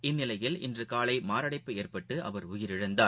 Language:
Tamil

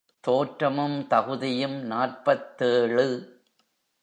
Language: Tamil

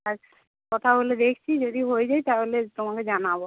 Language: Bangla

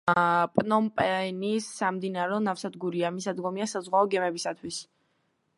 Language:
Georgian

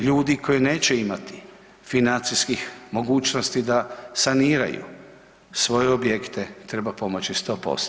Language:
Croatian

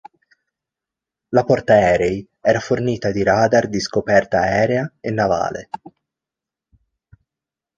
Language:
Italian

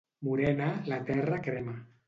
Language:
Catalan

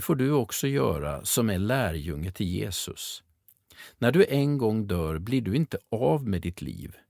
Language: Swedish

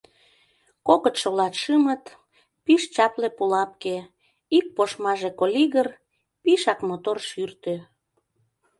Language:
Mari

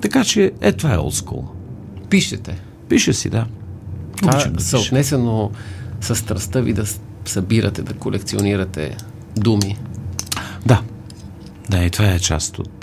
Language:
Bulgarian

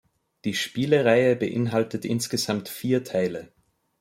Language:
German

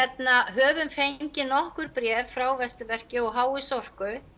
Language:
Icelandic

